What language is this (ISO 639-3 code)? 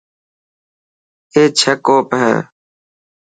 mki